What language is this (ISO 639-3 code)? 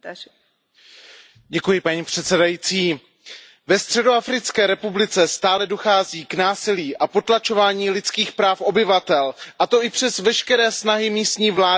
ces